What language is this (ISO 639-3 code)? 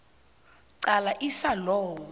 nbl